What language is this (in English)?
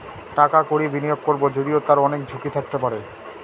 Bangla